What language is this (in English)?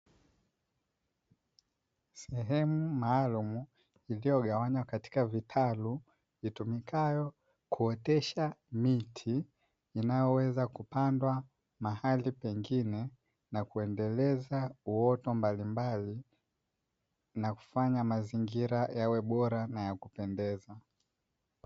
Swahili